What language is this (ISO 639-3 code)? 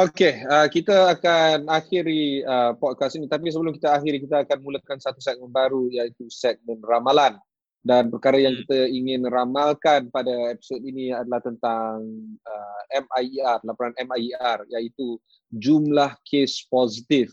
msa